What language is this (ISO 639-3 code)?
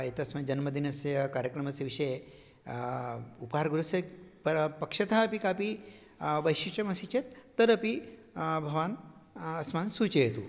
san